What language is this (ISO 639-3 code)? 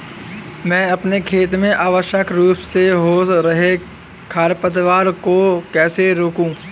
hin